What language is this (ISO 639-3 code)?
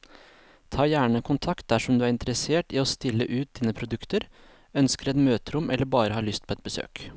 nor